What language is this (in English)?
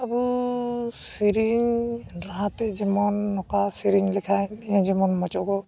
Santali